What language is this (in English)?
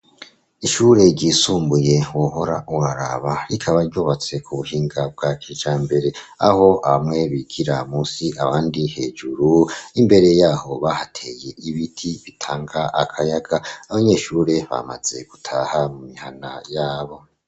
Rundi